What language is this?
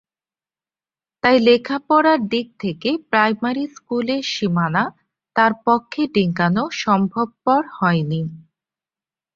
Bangla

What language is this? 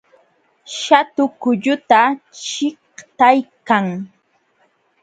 Jauja Wanca Quechua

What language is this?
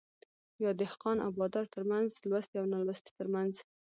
Pashto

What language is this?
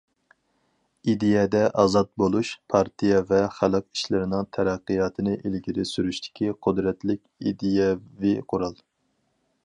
Uyghur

